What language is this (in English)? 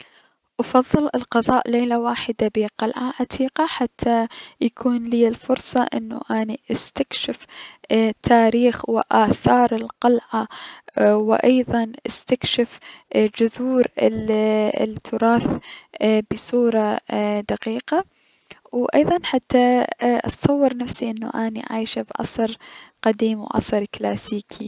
Mesopotamian Arabic